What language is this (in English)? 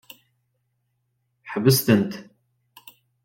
Kabyle